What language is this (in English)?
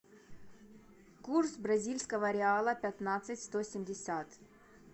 Russian